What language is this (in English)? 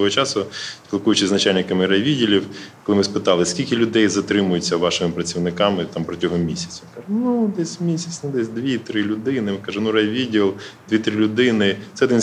Ukrainian